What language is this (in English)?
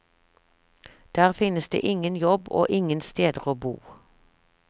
Norwegian